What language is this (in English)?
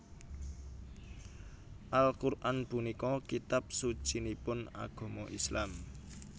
Javanese